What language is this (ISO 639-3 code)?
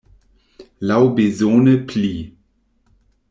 epo